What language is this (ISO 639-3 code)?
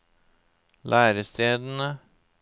nor